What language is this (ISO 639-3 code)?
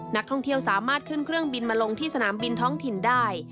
tha